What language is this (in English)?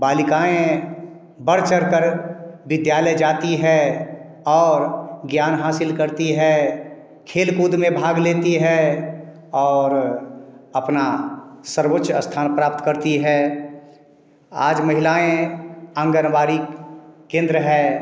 Hindi